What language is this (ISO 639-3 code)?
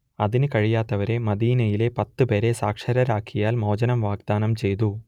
mal